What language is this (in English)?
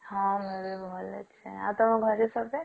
Odia